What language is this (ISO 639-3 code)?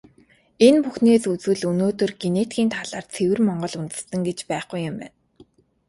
mon